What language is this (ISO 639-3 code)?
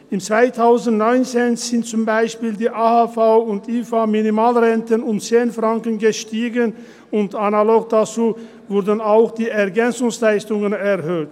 gsw